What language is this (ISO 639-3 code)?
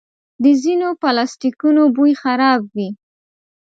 pus